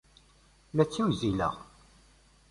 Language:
Kabyle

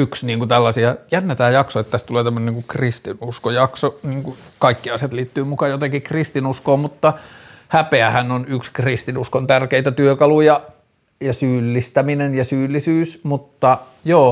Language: Finnish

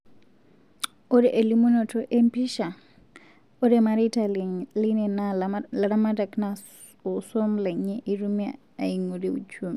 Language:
Masai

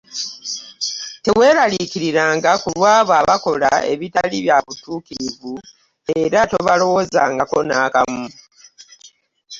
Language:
Ganda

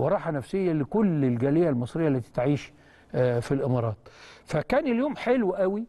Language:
Arabic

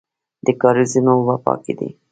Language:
Pashto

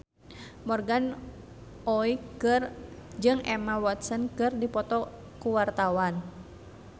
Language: Sundanese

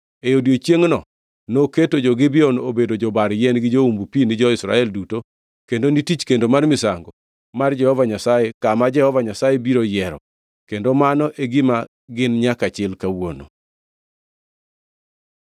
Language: Luo (Kenya and Tanzania)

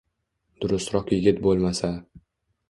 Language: Uzbek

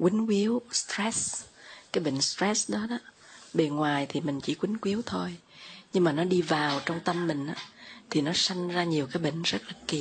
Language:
Vietnamese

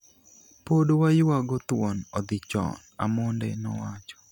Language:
Luo (Kenya and Tanzania)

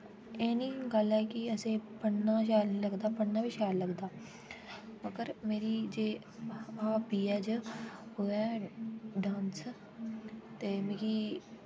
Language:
Dogri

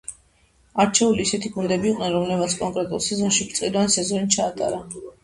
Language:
Georgian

